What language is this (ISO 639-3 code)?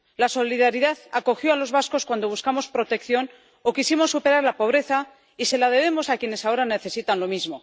spa